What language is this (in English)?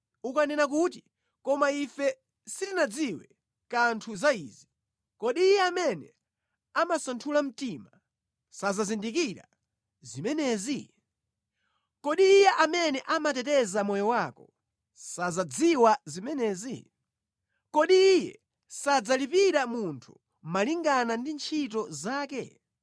Nyanja